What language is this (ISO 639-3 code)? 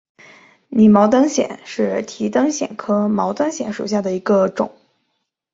zho